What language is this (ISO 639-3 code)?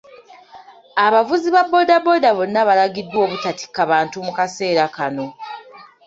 lug